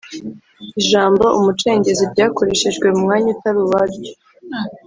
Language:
Kinyarwanda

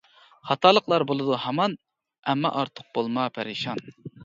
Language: Uyghur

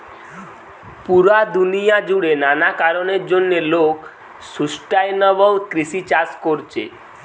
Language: Bangla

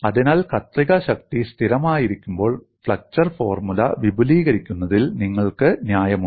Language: Malayalam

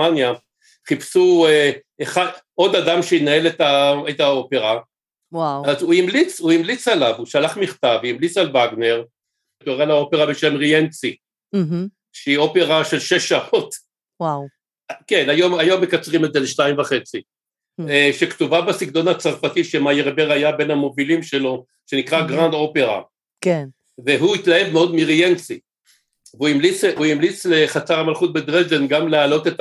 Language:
Hebrew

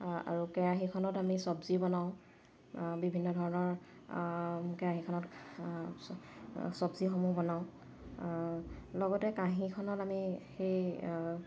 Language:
Assamese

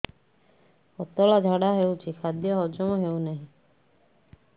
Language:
Odia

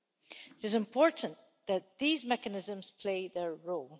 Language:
English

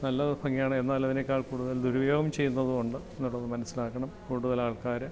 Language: Malayalam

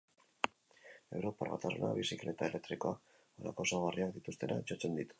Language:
Basque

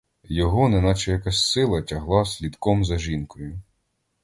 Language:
Ukrainian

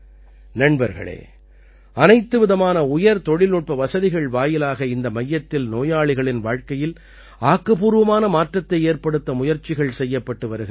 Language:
Tamil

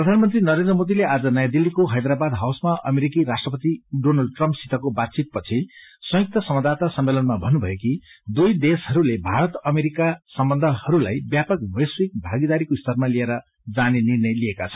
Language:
Nepali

